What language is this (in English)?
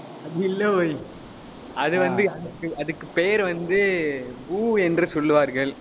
Tamil